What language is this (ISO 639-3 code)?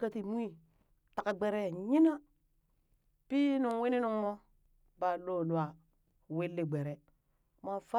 bys